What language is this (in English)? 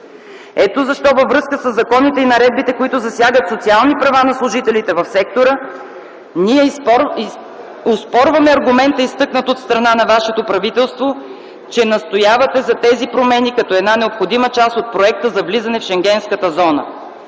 Bulgarian